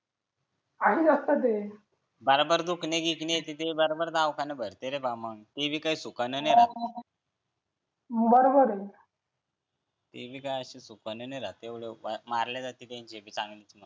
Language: Marathi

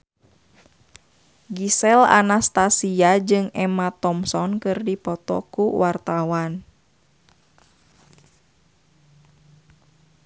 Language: Sundanese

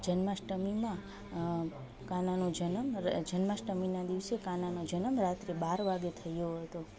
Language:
Gujarati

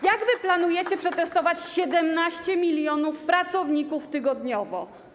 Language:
Polish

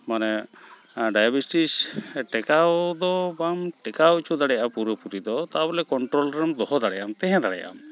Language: Santali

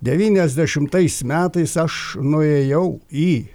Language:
Lithuanian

